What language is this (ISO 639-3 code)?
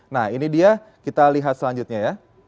ind